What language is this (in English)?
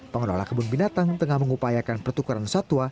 Indonesian